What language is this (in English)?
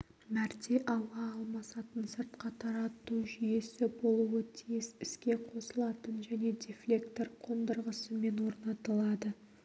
Kazakh